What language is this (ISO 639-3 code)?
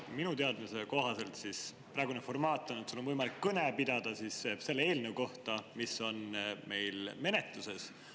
est